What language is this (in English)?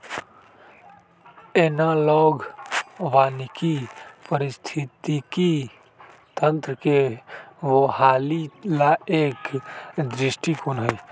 Magahi